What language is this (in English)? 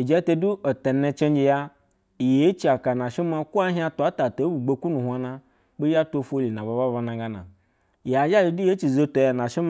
Basa (Nigeria)